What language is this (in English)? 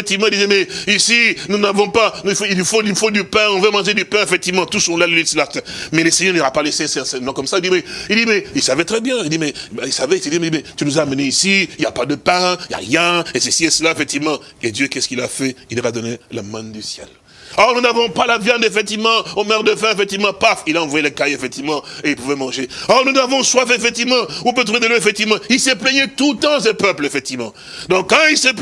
French